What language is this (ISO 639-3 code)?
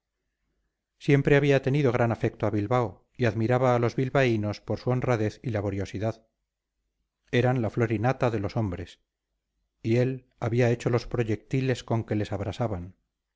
spa